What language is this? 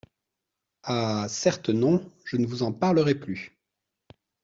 French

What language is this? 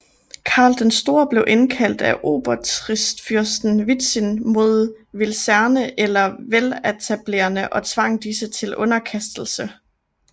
Danish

